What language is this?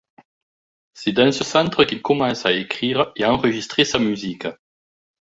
French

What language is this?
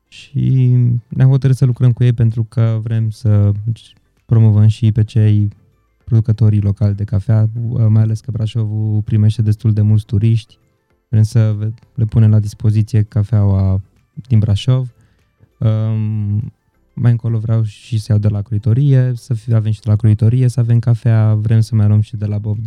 Romanian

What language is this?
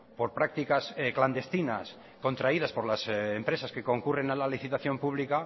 Spanish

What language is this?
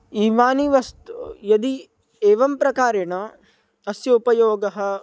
Sanskrit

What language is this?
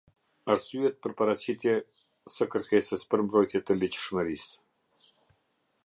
Albanian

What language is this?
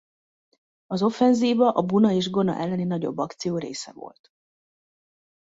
Hungarian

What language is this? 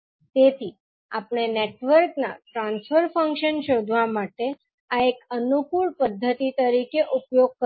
Gujarati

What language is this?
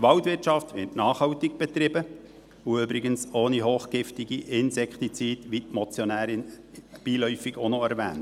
Swiss German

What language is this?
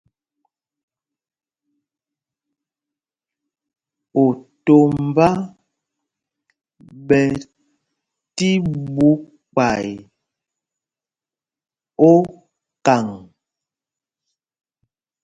Mpumpong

